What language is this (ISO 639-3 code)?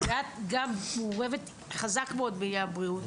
heb